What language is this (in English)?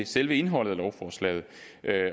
Danish